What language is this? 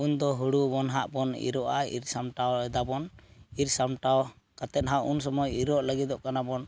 Santali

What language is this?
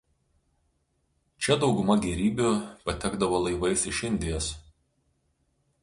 Lithuanian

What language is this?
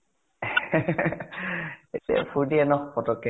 Assamese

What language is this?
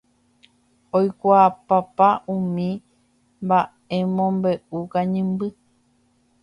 Guarani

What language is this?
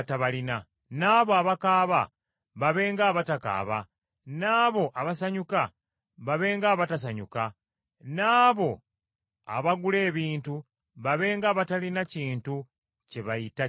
Ganda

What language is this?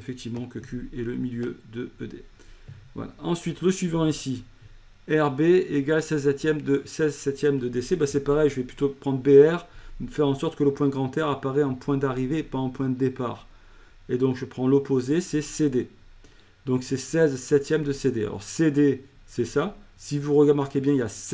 French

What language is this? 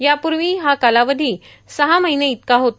Marathi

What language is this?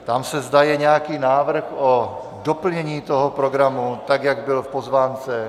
Czech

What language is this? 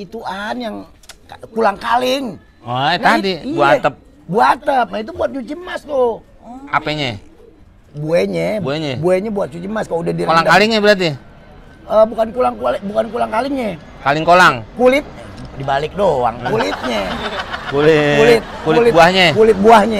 Indonesian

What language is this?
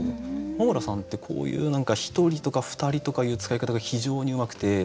Japanese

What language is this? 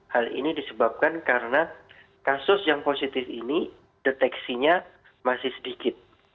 Indonesian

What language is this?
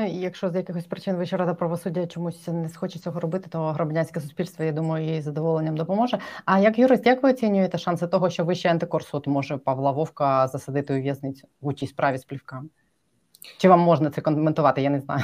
Ukrainian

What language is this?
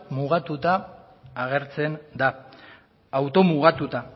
Basque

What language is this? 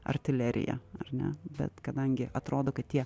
Lithuanian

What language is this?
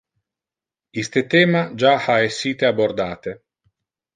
Interlingua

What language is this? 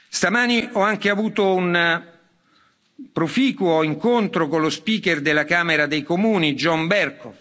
Italian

